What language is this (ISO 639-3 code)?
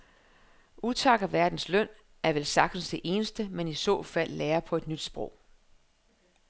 dan